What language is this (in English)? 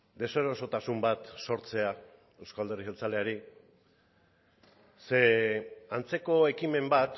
Basque